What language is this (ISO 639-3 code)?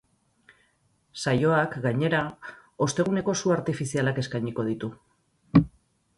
eus